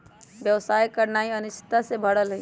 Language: Magahi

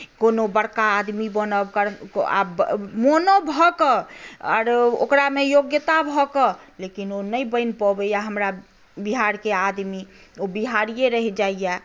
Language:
Maithili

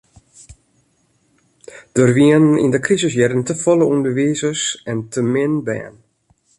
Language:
Western Frisian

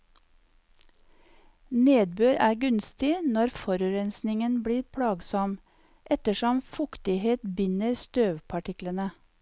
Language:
Norwegian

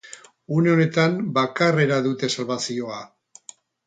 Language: Basque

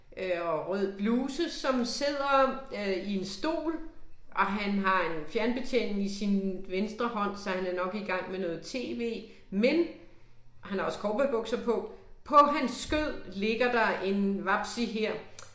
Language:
Danish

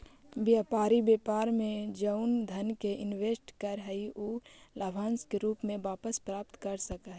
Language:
Magahi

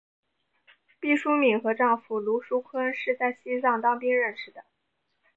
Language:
Chinese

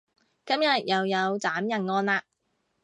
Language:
Cantonese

